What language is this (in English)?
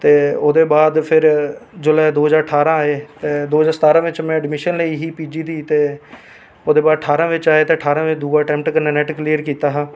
Dogri